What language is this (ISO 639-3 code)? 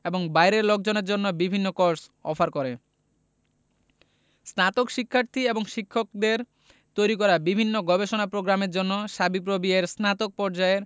ben